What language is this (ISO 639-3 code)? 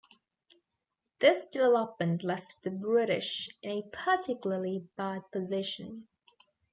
eng